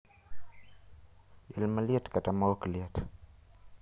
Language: Luo (Kenya and Tanzania)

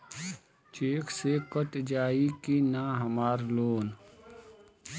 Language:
Bhojpuri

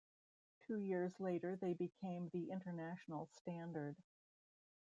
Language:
English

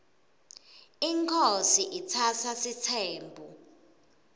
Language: Swati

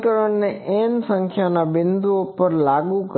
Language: Gujarati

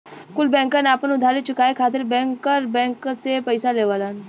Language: Bhojpuri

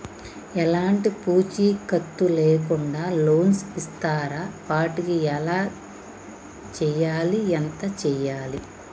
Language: Telugu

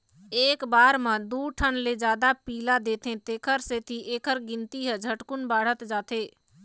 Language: Chhattisgarhi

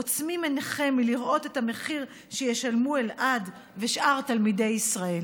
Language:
Hebrew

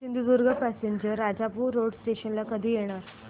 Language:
Marathi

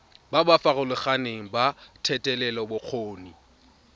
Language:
Tswana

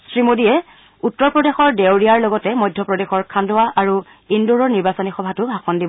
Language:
Assamese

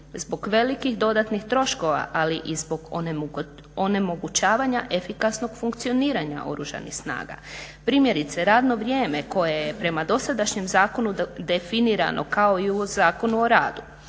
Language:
Croatian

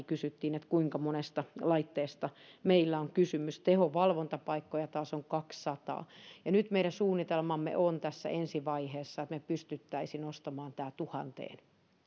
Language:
Finnish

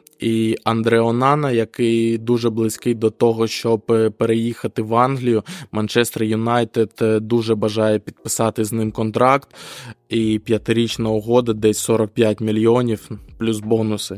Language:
Ukrainian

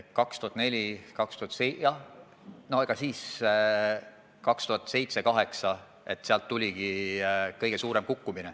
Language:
Estonian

